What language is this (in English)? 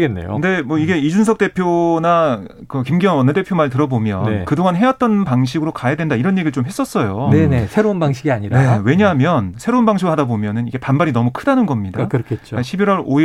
Korean